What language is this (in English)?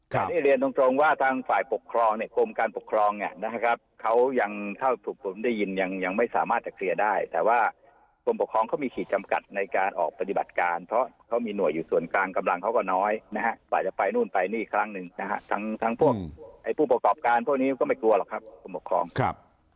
Thai